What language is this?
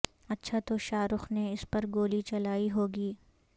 Urdu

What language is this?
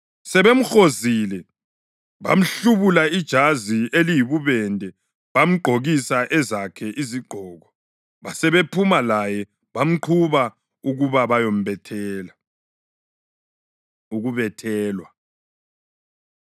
North Ndebele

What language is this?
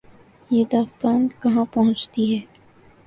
Urdu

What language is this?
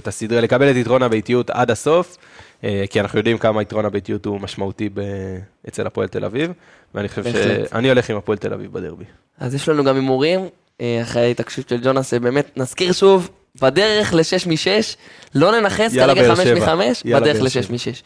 Hebrew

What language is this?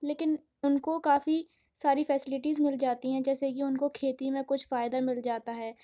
Urdu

